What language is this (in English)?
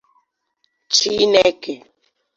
Igbo